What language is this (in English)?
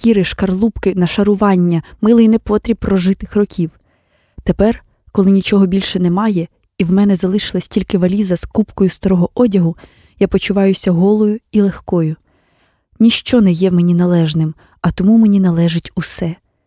Ukrainian